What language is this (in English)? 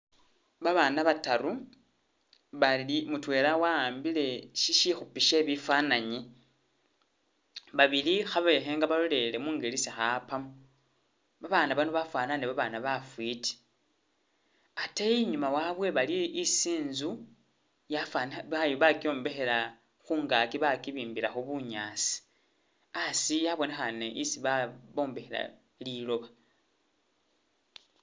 Masaaba